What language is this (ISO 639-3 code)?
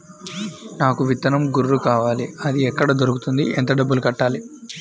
tel